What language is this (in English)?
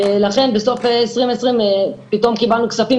Hebrew